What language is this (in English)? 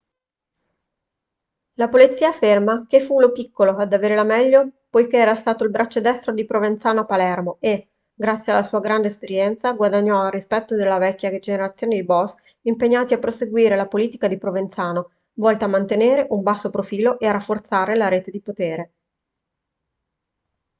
Italian